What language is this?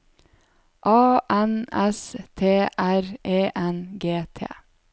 Norwegian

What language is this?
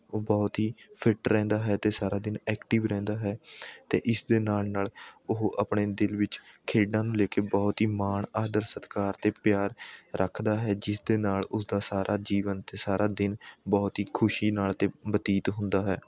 Punjabi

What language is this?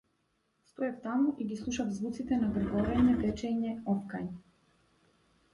Macedonian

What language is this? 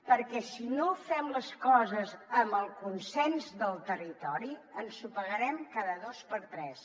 Catalan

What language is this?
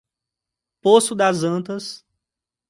Portuguese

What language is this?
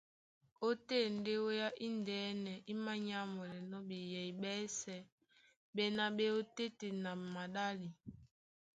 Duala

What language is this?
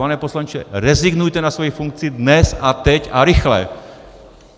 Czech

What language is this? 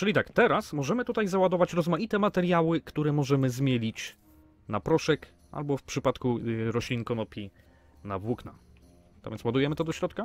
Polish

